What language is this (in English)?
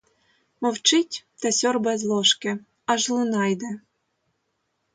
Ukrainian